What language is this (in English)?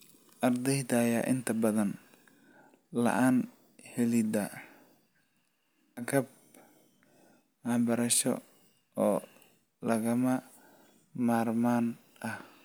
Somali